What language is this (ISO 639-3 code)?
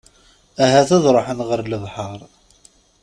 kab